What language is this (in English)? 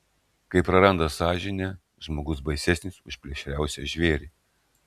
Lithuanian